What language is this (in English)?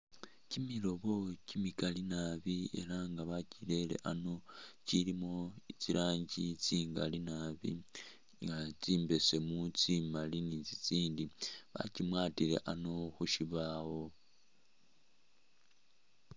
Masaaba